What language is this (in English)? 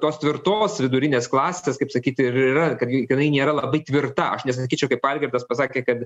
Lithuanian